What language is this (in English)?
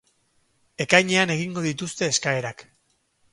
Basque